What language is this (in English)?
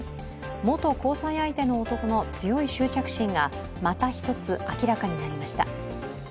Japanese